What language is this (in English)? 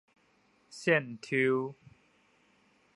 Min Nan Chinese